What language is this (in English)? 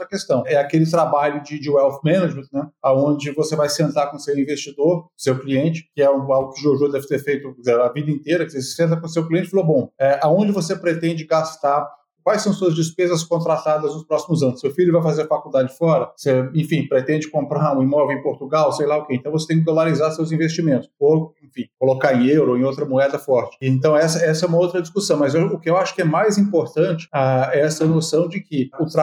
Portuguese